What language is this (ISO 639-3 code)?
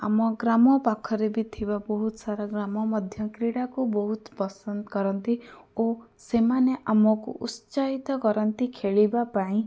ori